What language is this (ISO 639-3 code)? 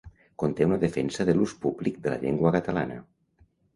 cat